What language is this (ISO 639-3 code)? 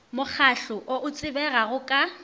nso